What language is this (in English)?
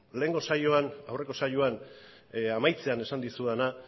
Basque